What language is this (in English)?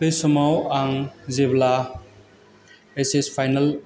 Bodo